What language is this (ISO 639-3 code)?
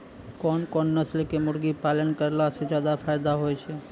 mai